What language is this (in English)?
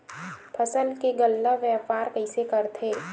Chhattisgarhi